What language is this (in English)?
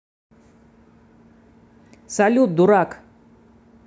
Russian